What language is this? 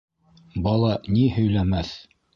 Bashkir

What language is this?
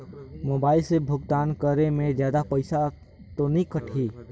Chhattisgarhi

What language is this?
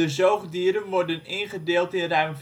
Dutch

